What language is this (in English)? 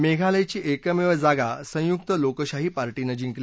Marathi